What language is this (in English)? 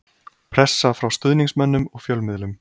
Icelandic